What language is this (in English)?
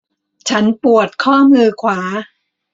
Thai